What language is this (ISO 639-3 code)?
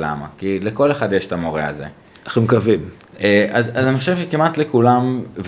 heb